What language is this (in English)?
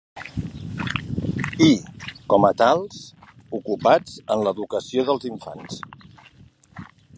Catalan